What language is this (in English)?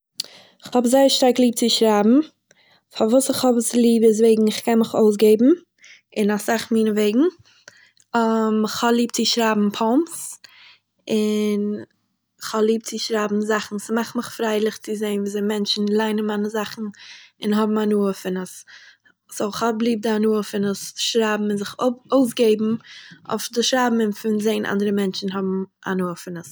Yiddish